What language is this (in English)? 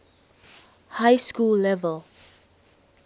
English